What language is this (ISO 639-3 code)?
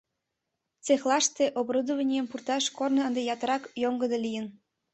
chm